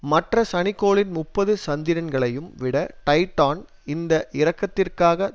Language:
Tamil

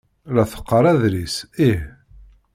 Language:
Kabyle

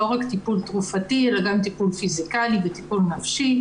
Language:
Hebrew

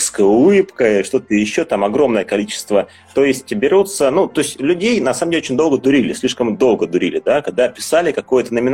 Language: Russian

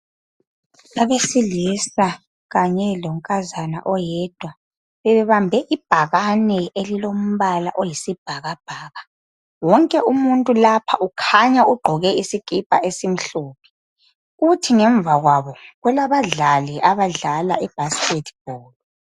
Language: North Ndebele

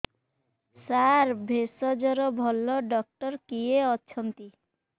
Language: Odia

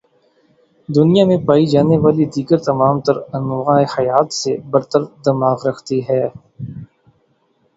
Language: Urdu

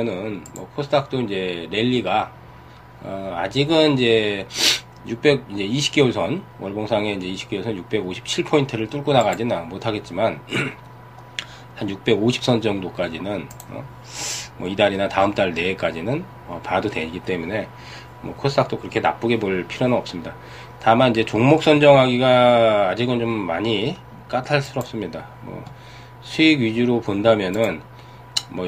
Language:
Korean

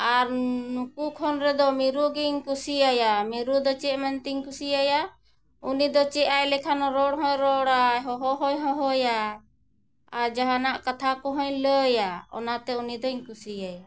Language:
Santali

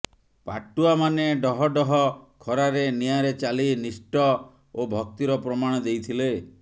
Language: Odia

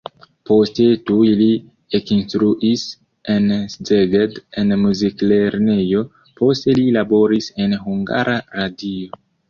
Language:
Esperanto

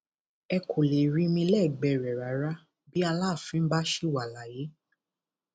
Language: Yoruba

